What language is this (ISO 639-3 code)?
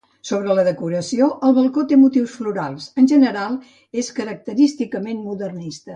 cat